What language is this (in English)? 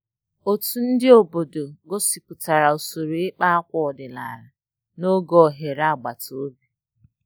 Igbo